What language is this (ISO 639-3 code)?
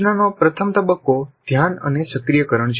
guj